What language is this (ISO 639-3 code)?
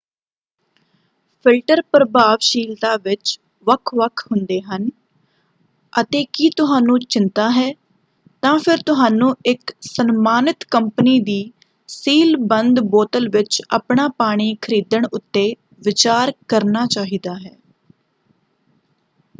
pan